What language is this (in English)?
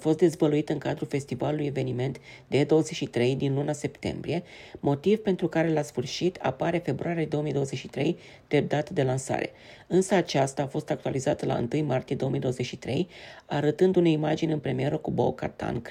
Romanian